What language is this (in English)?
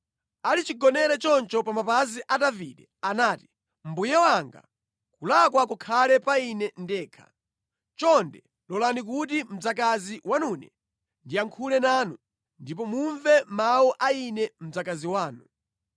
Nyanja